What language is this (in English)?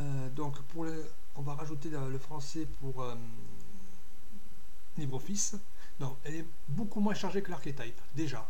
French